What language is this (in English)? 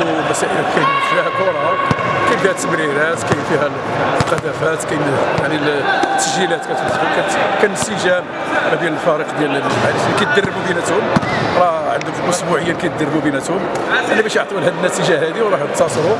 Arabic